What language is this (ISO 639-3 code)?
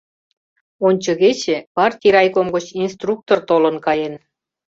chm